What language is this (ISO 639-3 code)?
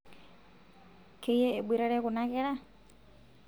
mas